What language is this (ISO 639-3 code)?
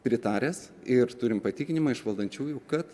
lit